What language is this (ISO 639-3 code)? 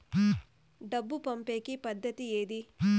tel